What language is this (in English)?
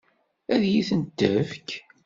Kabyle